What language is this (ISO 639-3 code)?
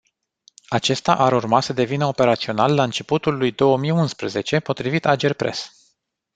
ron